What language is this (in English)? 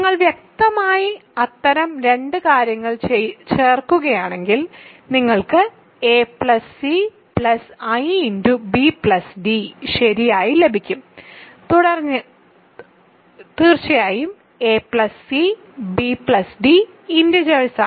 Malayalam